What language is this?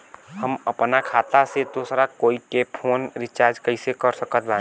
Bhojpuri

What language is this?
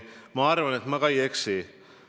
Estonian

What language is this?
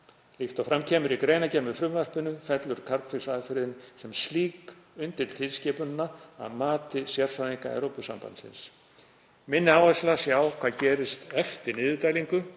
Icelandic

